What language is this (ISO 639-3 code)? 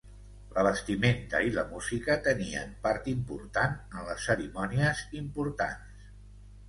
cat